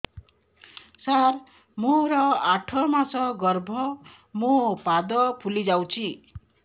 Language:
Odia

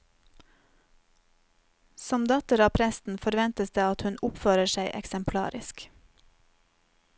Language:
Norwegian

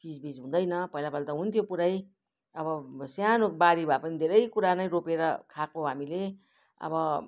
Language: Nepali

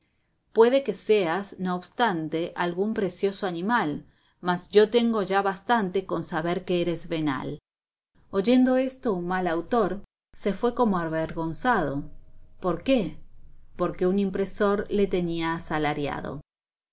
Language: Spanish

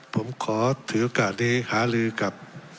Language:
Thai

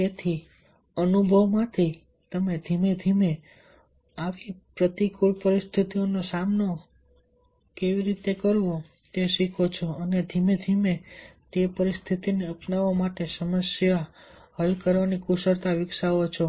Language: Gujarati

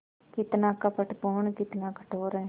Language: Hindi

